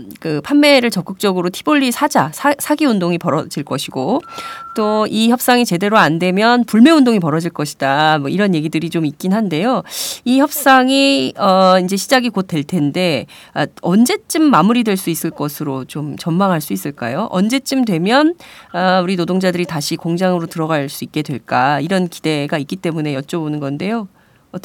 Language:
Korean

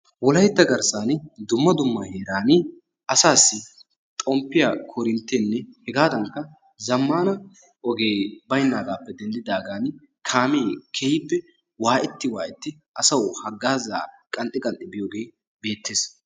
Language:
Wolaytta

